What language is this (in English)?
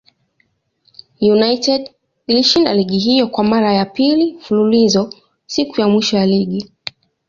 Swahili